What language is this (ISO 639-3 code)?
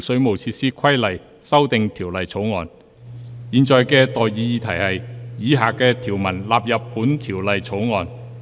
yue